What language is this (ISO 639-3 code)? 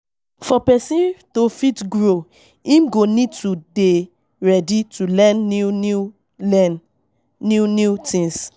pcm